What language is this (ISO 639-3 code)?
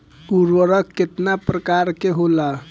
bho